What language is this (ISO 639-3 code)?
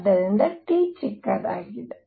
kan